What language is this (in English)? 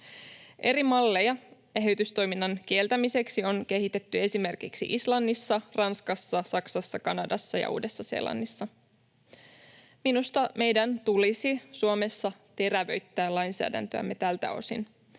Finnish